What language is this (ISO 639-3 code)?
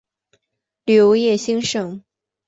zho